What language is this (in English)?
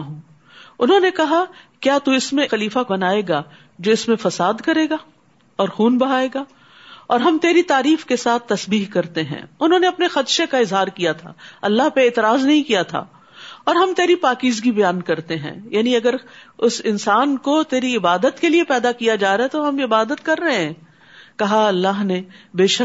Urdu